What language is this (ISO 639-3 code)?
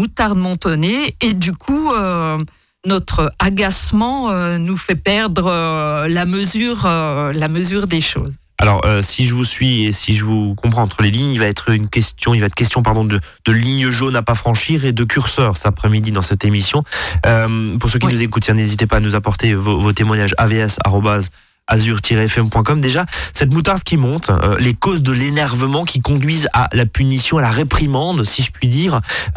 fra